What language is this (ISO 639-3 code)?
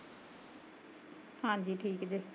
pan